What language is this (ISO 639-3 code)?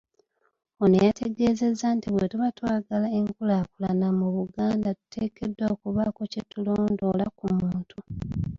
lug